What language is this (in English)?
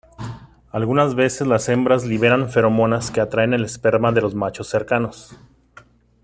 Spanish